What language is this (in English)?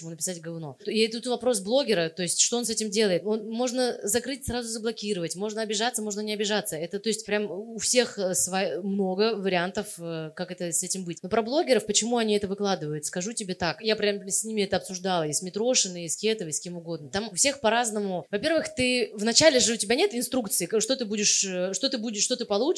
Russian